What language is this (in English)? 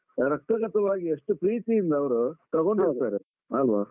Kannada